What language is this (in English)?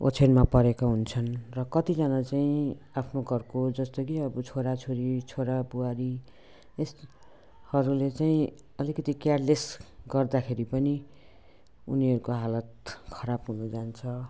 Nepali